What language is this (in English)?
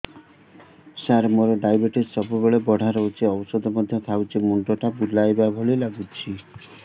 Odia